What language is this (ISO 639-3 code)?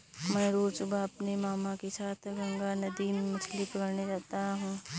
hin